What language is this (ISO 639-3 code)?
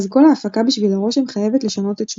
heb